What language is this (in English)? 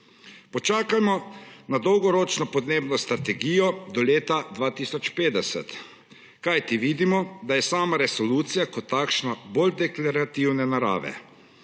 Slovenian